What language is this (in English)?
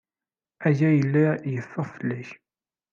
Kabyle